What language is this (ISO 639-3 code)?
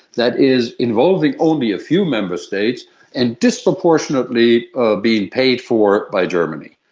eng